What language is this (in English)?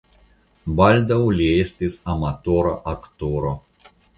Esperanto